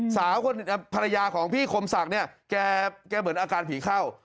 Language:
Thai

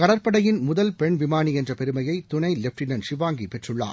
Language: Tamil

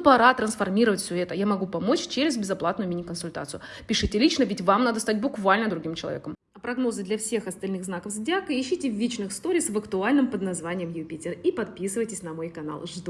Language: Russian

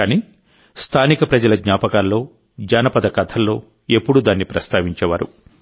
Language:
Telugu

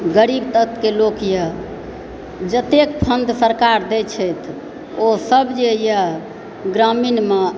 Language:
Maithili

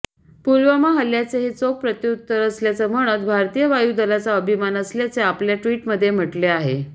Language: Marathi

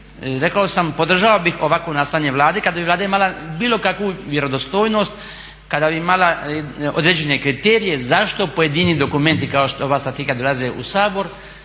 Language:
Croatian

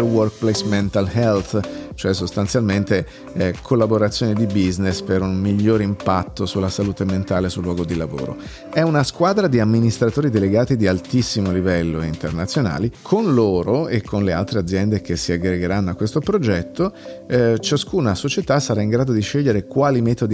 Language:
Italian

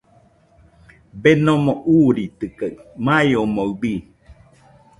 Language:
Nüpode Huitoto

